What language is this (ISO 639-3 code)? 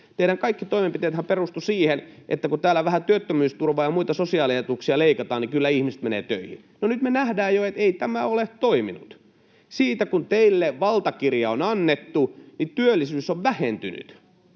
fin